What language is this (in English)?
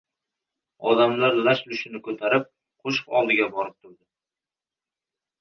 Uzbek